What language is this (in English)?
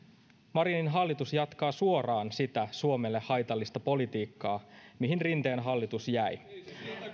Finnish